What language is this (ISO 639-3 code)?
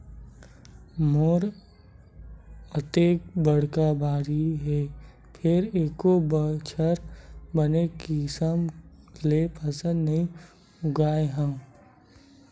hne